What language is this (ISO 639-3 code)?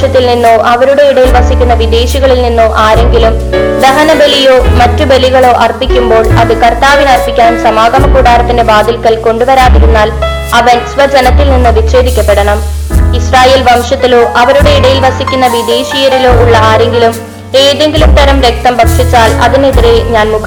mal